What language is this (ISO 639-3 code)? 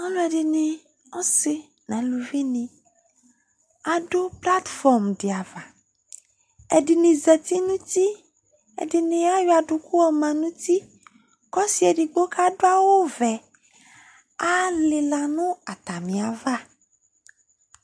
kpo